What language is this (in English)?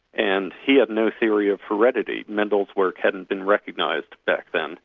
English